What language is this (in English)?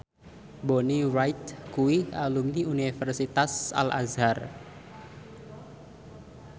Javanese